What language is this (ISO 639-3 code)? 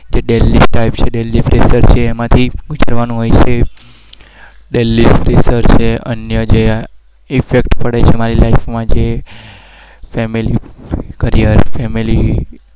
guj